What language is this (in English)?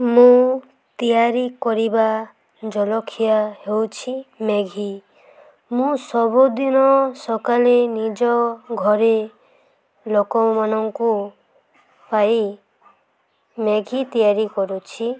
Odia